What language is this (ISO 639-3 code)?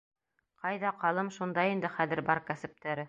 bak